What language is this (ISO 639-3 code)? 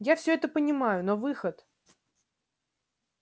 rus